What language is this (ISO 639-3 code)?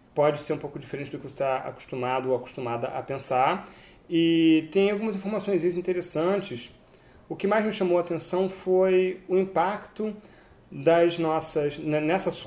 por